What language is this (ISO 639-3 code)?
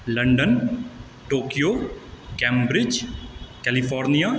mai